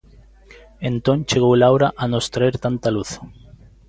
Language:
Galician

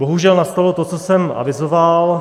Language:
Czech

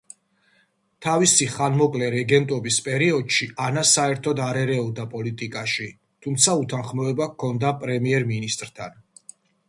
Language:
Georgian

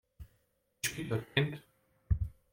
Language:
Hungarian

